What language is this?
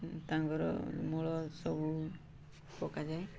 Odia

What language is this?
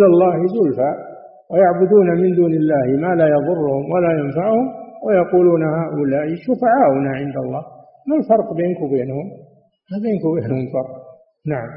Arabic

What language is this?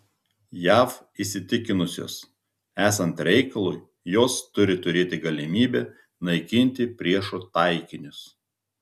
Lithuanian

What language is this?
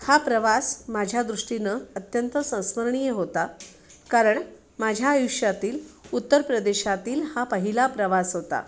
Marathi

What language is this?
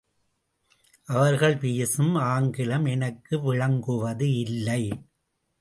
Tamil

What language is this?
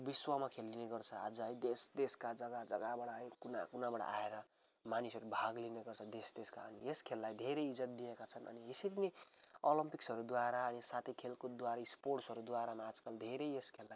Nepali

